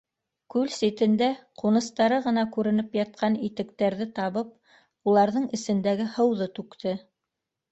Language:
Bashkir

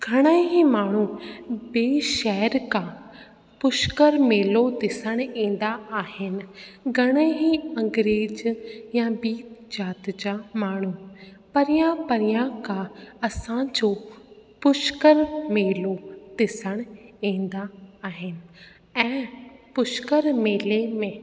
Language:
Sindhi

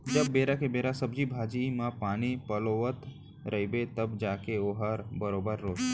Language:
Chhattisgarhi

